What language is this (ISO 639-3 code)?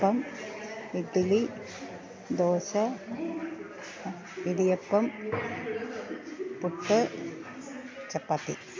mal